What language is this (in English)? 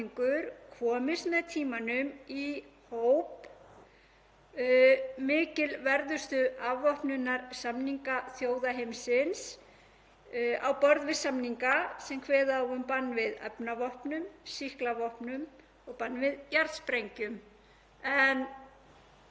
Icelandic